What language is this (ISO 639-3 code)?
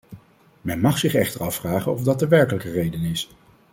nld